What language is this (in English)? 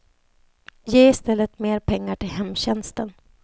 Swedish